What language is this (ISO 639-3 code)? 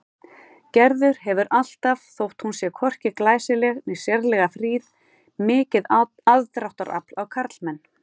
isl